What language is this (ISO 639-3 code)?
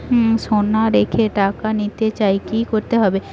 ben